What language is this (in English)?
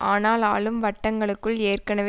Tamil